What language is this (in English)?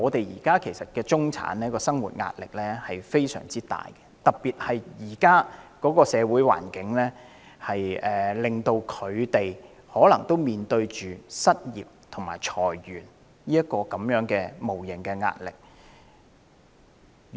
Cantonese